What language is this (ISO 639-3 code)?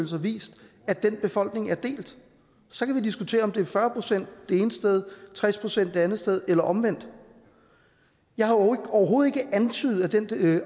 dan